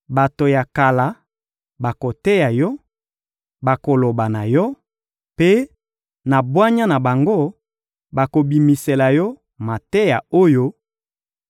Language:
Lingala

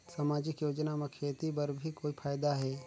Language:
Chhattisgarhi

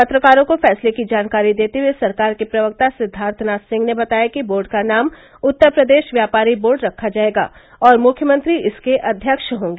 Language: Hindi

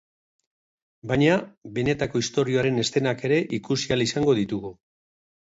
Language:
Basque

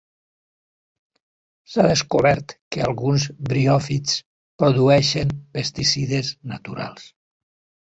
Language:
Catalan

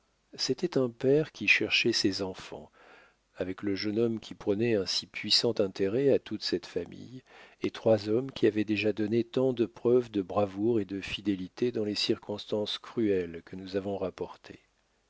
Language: French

